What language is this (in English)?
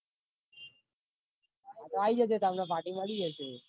Gujarati